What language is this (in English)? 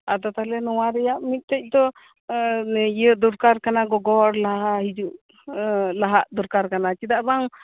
Santali